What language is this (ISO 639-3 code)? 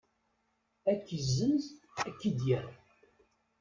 kab